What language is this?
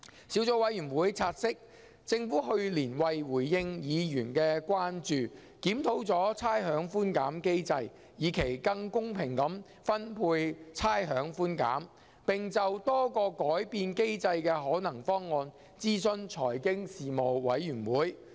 Cantonese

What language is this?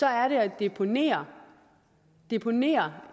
Danish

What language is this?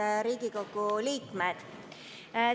Estonian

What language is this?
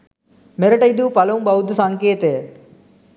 Sinhala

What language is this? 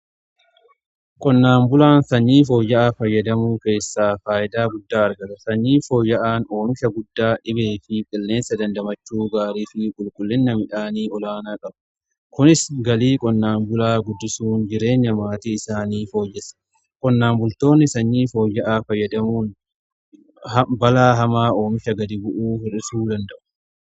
Oromo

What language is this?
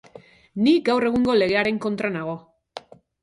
Basque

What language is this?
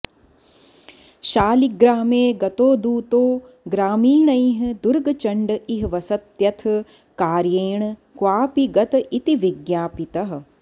Sanskrit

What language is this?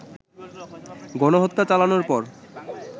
Bangla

